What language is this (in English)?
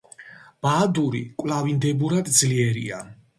Georgian